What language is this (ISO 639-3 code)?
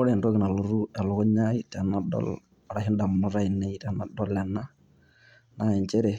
mas